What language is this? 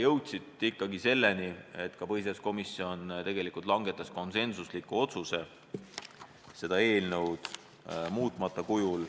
Estonian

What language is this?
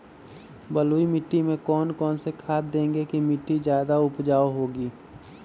Magahi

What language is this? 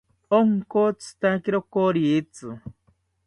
South Ucayali Ashéninka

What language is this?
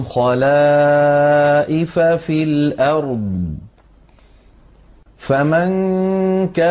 Arabic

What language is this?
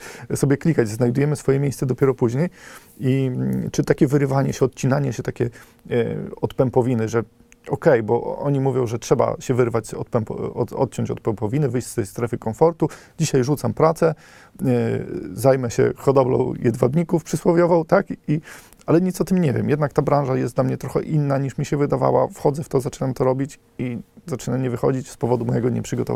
Polish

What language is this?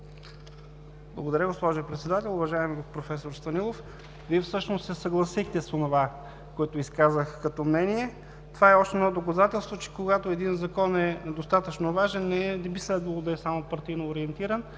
Bulgarian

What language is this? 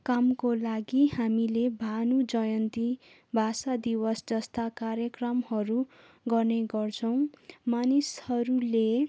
Nepali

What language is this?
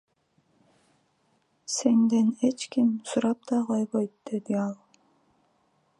Kyrgyz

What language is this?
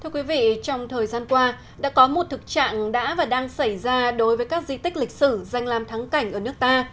Vietnamese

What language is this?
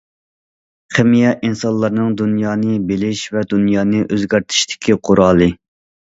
Uyghur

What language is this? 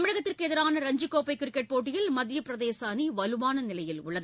Tamil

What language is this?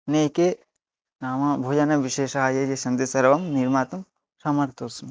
Sanskrit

